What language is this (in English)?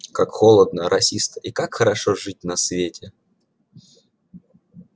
Russian